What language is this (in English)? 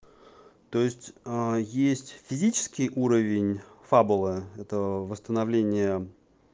Russian